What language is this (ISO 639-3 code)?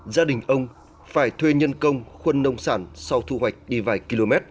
vie